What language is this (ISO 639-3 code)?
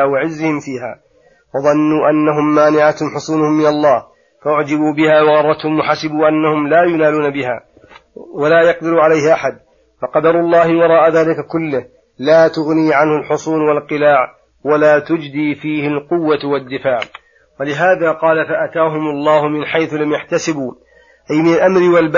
ara